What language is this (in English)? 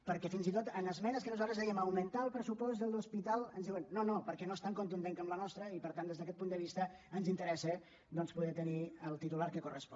Catalan